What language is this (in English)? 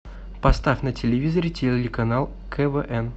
Russian